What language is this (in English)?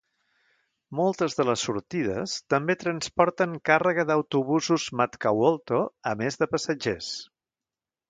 Catalan